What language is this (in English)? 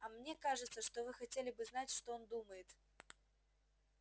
Russian